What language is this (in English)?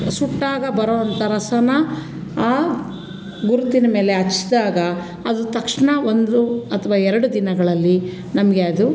Kannada